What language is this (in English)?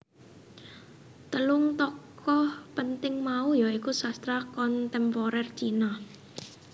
Javanese